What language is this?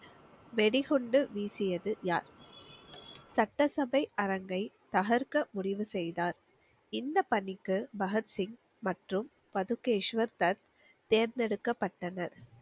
Tamil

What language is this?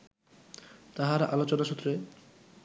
Bangla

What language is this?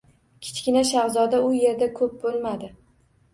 Uzbek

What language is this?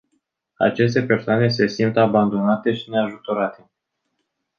Romanian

